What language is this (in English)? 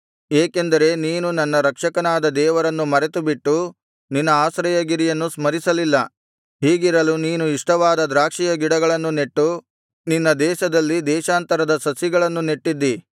Kannada